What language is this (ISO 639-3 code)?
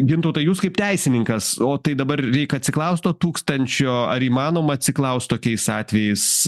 lit